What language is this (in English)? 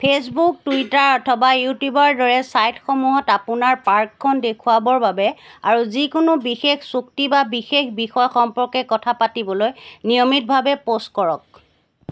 Assamese